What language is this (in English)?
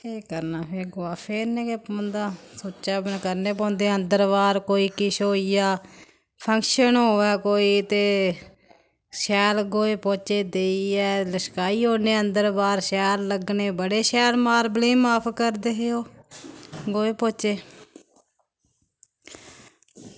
Dogri